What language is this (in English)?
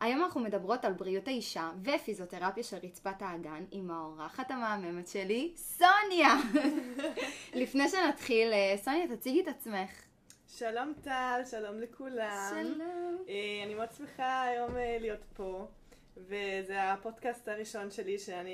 Hebrew